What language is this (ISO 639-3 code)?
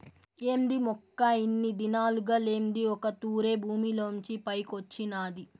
tel